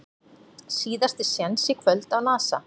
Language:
Icelandic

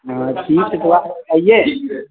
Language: Maithili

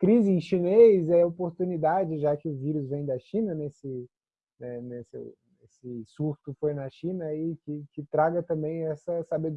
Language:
Portuguese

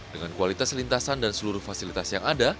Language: Indonesian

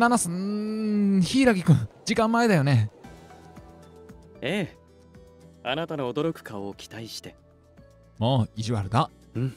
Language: Japanese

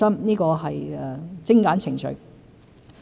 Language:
Cantonese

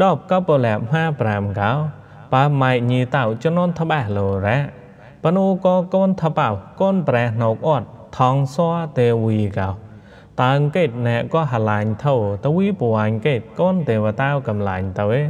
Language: Thai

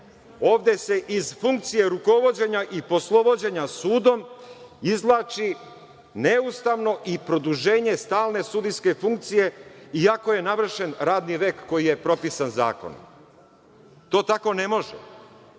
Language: Serbian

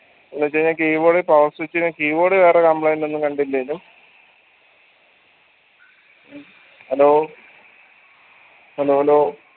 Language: Malayalam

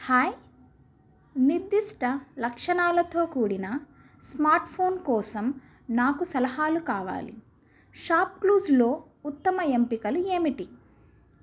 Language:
Telugu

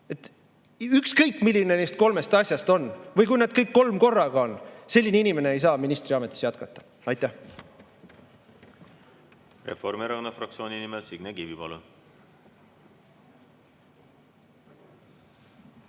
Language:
Estonian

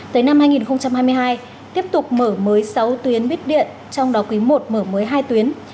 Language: Vietnamese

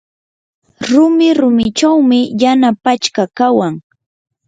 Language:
Yanahuanca Pasco Quechua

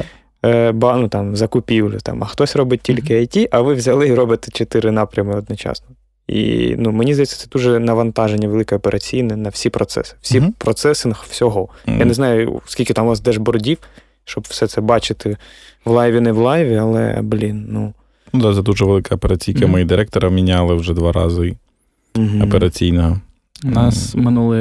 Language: Ukrainian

